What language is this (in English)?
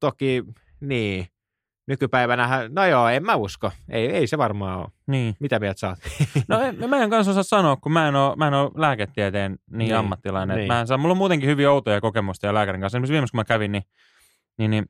Finnish